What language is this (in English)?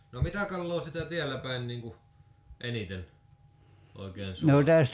Finnish